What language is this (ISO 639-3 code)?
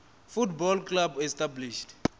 ven